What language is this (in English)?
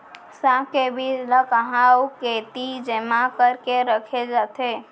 Chhattisgarhi